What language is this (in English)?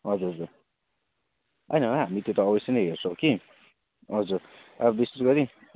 Nepali